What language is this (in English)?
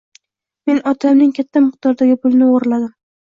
Uzbek